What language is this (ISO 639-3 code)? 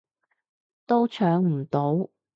yue